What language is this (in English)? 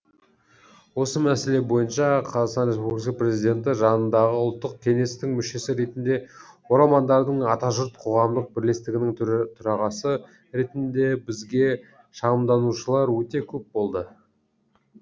Kazakh